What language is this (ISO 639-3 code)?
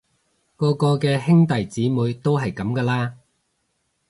yue